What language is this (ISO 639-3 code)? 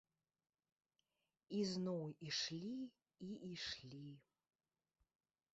bel